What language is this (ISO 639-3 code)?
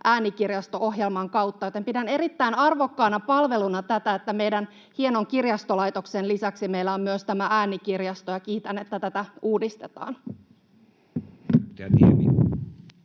fin